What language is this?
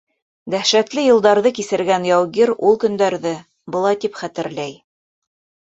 Bashkir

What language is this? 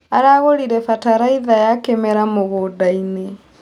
Kikuyu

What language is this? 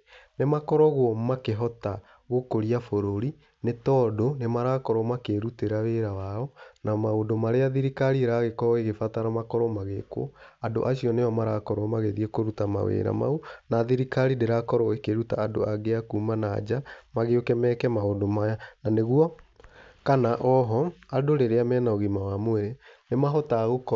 Kikuyu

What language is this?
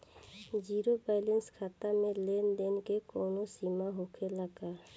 Bhojpuri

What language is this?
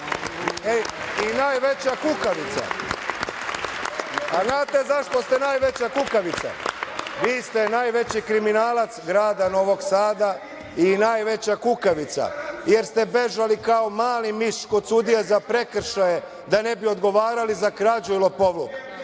Serbian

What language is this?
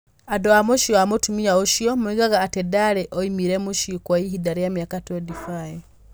Kikuyu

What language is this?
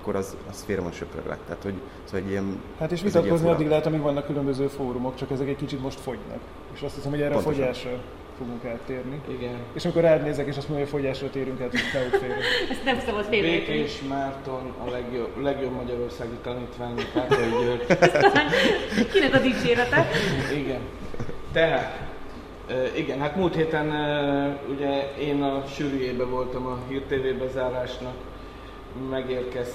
Hungarian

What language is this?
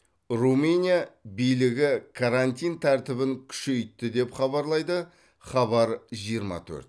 Kazakh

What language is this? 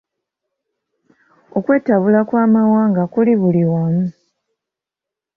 Ganda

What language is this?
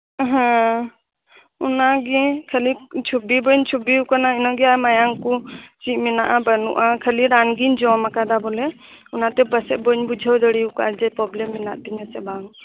Santali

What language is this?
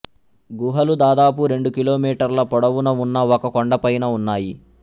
Telugu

